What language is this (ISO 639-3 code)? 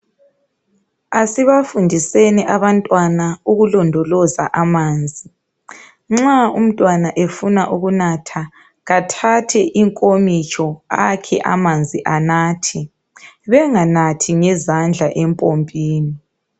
nde